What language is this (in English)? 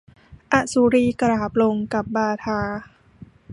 Thai